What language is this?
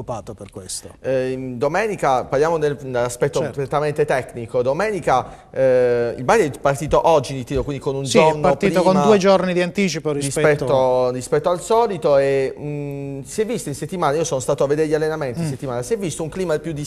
Italian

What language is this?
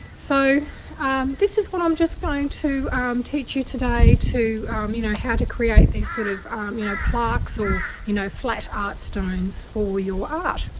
English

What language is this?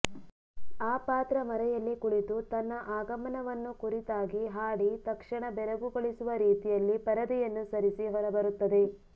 Kannada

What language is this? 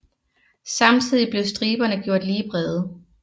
Danish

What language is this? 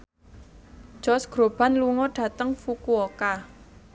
Javanese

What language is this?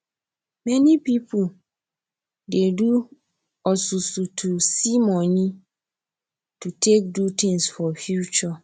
Nigerian Pidgin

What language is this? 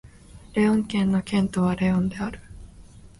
Japanese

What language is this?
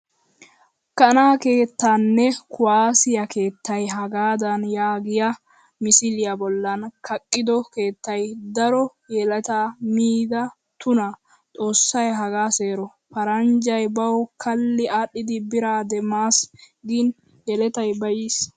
Wolaytta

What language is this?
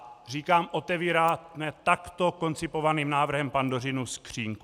Czech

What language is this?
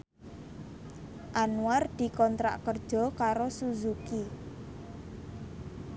Javanese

